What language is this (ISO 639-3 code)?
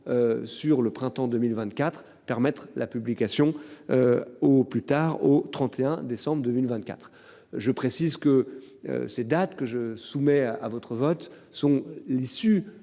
fra